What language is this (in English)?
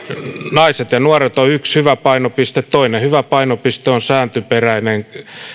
Finnish